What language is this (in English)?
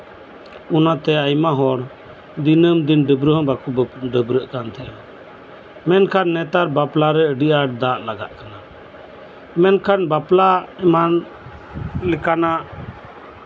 Santali